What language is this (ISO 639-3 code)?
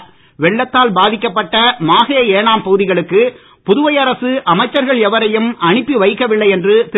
tam